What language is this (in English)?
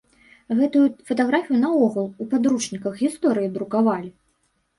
Belarusian